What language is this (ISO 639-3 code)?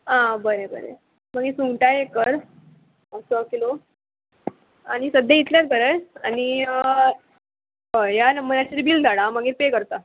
kok